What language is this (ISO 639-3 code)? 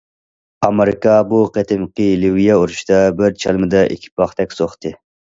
uig